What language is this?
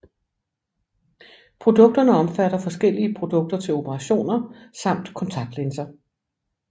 Danish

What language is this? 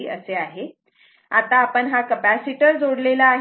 Marathi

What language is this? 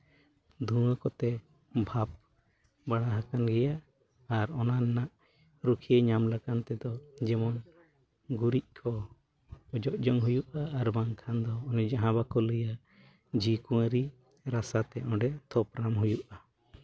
Santali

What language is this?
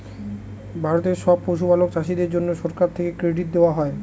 Bangla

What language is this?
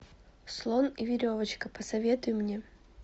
Russian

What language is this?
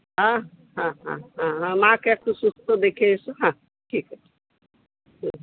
Bangla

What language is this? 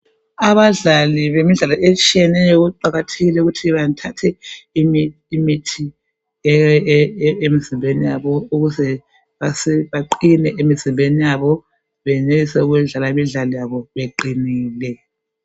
North Ndebele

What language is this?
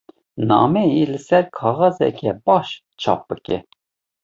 Kurdish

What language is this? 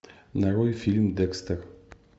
Russian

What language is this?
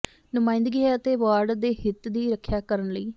Punjabi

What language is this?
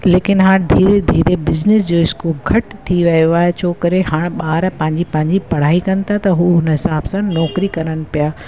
Sindhi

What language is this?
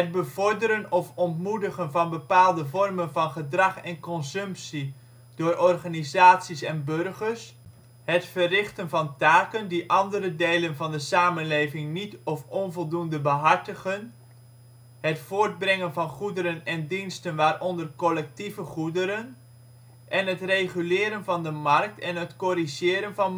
Dutch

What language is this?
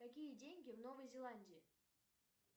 Russian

